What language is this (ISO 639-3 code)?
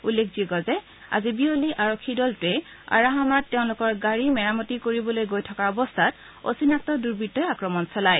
asm